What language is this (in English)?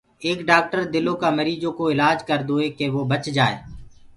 Gurgula